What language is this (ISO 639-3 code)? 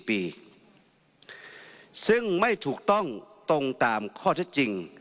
tha